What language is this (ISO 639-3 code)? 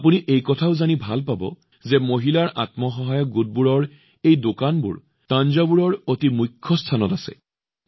asm